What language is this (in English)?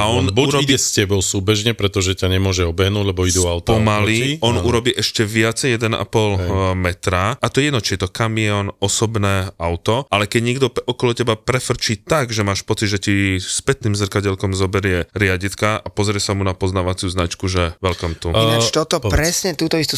Slovak